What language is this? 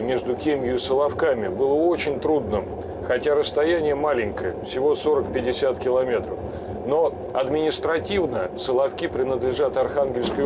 Russian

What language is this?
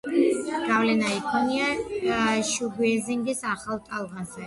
Georgian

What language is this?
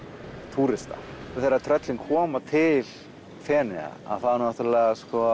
Icelandic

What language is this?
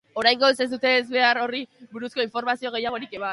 Basque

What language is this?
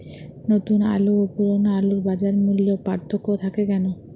Bangla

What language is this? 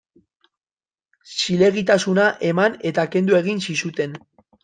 Basque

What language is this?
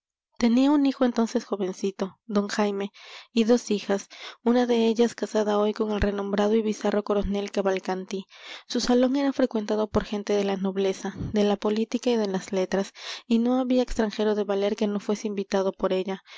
Spanish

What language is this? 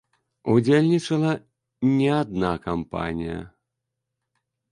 Belarusian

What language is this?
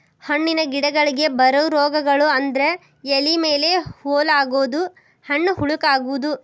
Kannada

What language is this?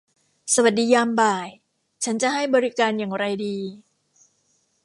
Thai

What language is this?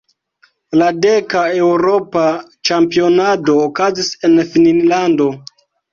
Esperanto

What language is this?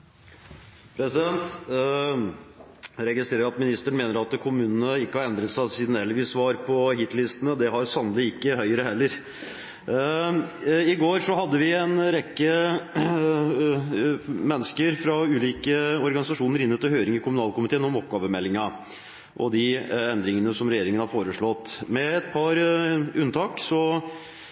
Norwegian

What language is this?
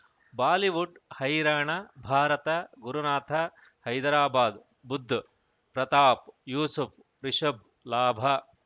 Kannada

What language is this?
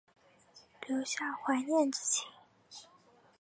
Chinese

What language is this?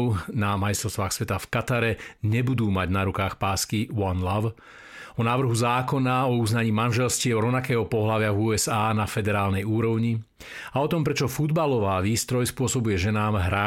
Slovak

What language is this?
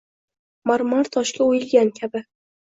Uzbek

